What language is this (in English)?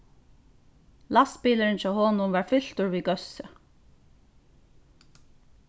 Faroese